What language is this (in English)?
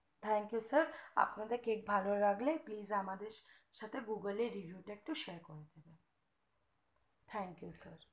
Bangla